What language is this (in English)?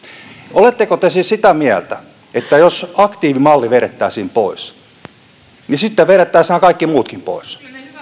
Finnish